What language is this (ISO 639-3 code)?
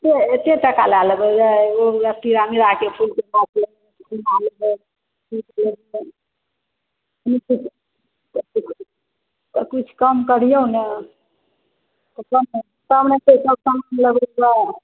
mai